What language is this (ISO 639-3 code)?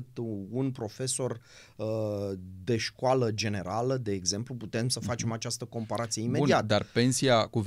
ron